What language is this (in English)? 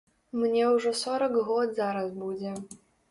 Belarusian